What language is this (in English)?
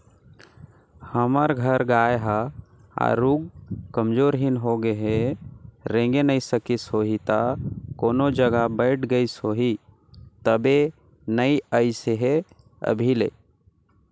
Chhattisgarhi